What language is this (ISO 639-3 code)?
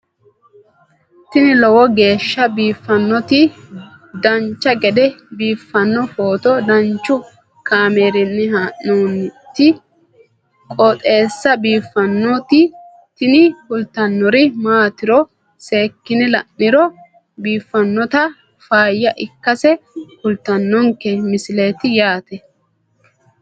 sid